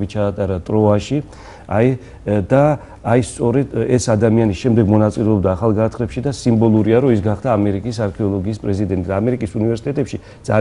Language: Romanian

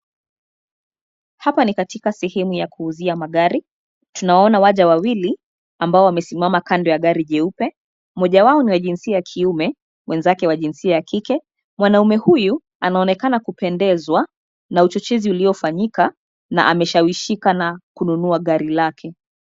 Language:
Swahili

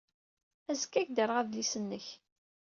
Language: Kabyle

